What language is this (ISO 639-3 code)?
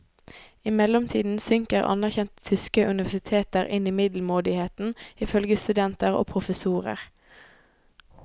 nor